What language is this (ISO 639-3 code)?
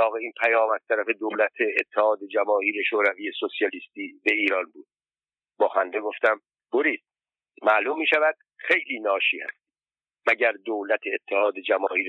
fas